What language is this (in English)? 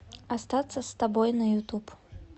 Russian